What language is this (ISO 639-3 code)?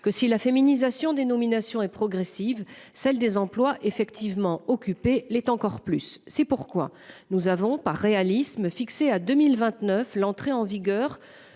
fra